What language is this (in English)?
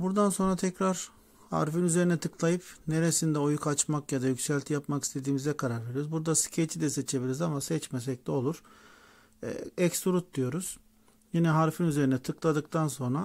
Turkish